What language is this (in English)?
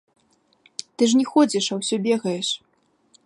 Belarusian